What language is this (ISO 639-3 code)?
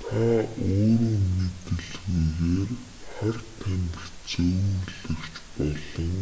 mon